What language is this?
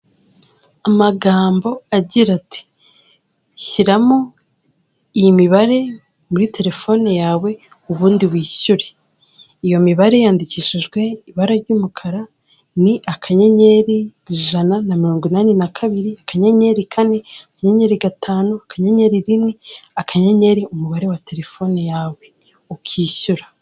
Kinyarwanda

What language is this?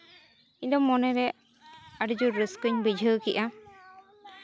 Santali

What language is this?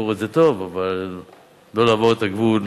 Hebrew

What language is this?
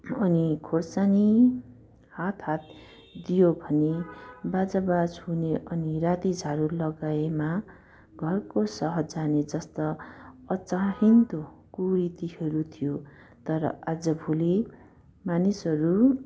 Nepali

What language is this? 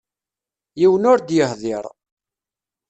Kabyle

